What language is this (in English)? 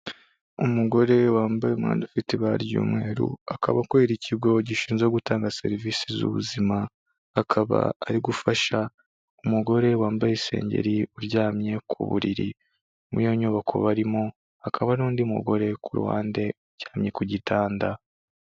Kinyarwanda